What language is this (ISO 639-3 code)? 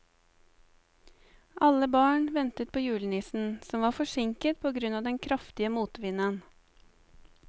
nor